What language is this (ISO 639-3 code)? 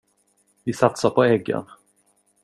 swe